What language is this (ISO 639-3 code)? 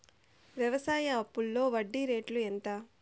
tel